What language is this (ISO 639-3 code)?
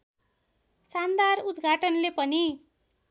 nep